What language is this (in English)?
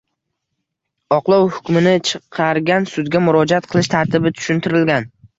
Uzbek